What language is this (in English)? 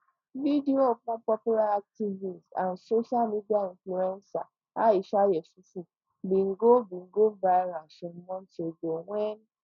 Nigerian Pidgin